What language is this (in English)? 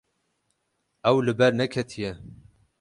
Kurdish